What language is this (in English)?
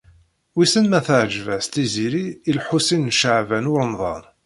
Kabyle